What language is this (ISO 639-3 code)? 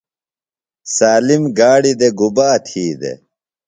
phl